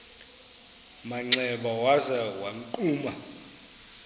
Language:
Xhosa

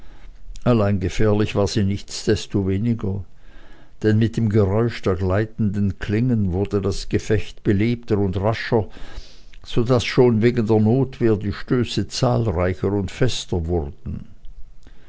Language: German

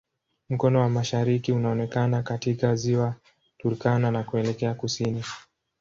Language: Swahili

